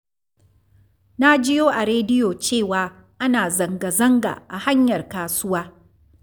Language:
Hausa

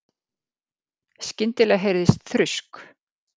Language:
Icelandic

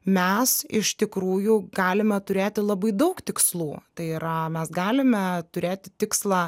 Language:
Lithuanian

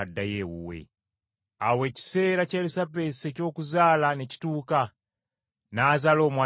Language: Ganda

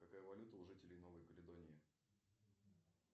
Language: Russian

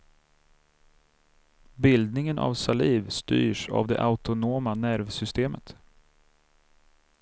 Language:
Swedish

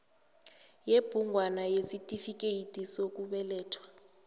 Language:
South Ndebele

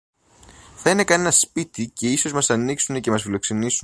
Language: Greek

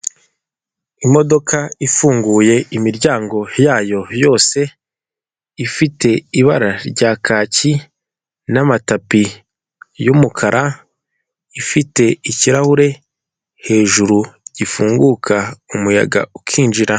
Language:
Kinyarwanda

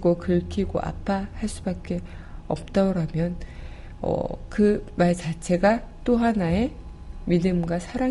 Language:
Korean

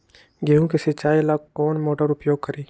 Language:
Magahi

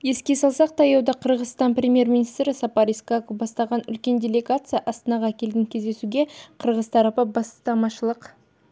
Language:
Kazakh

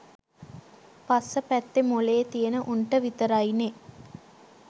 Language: Sinhala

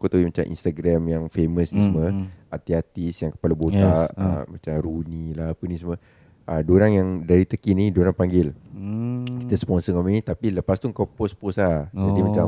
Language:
Malay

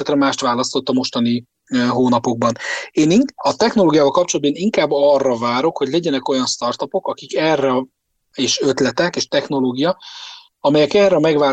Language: Hungarian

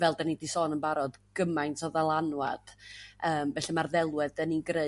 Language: Welsh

